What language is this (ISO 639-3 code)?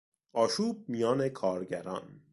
fas